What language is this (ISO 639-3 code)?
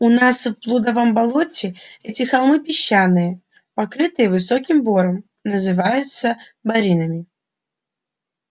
rus